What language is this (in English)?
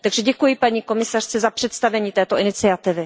Czech